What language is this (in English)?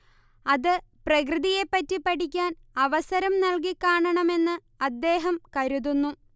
Malayalam